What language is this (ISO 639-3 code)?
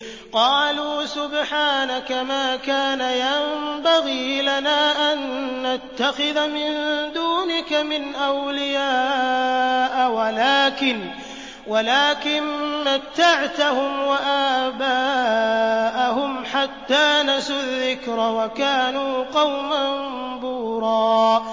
ara